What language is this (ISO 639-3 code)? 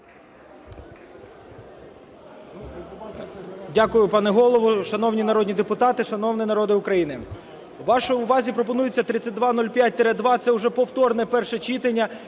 ukr